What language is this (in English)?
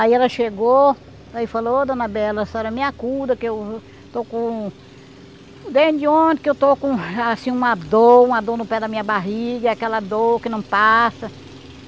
Portuguese